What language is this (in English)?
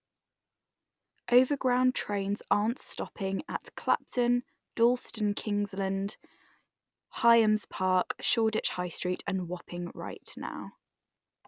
English